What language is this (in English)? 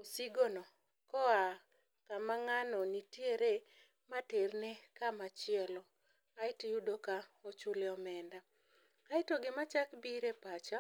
Luo (Kenya and Tanzania)